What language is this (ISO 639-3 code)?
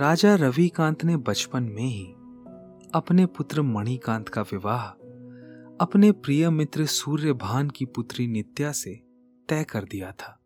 hin